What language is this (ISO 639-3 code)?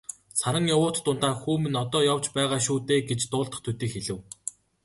mon